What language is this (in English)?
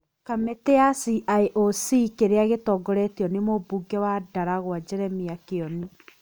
Kikuyu